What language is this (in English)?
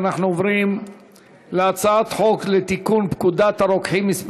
Hebrew